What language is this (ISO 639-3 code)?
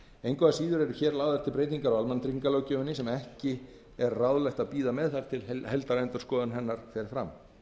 isl